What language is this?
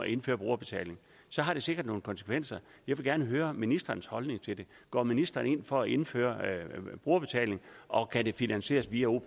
Danish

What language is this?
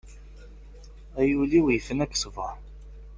Kabyle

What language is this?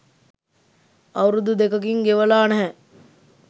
Sinhala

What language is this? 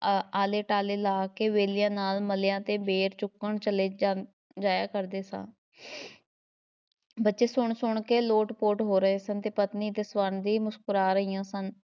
Punjabi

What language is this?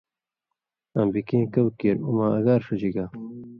Indus Kohistani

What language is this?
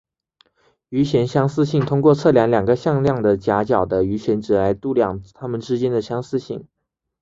Chinese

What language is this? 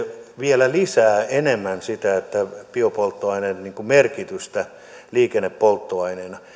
Finnish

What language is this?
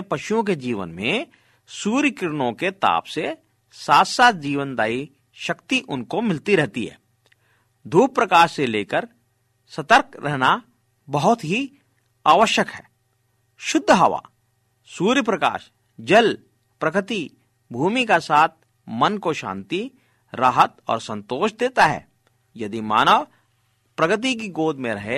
Hindi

